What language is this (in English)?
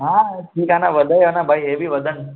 Sindhi